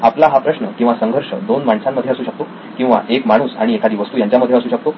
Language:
Marathi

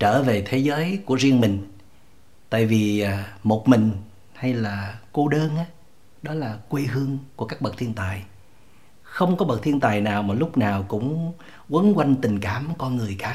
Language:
Vietnamese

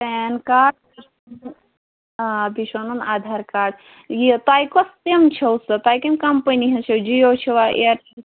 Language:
Kashmiri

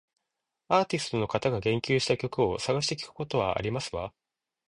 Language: Japanese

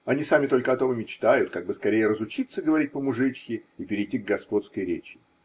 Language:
Russian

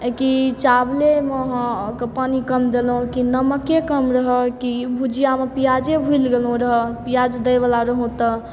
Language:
Maithili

